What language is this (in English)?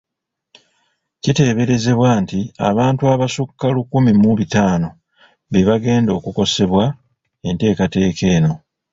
Ganda